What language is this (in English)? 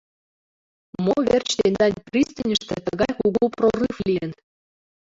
Mari